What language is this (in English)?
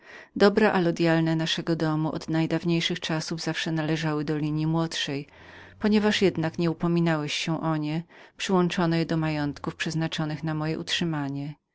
Polish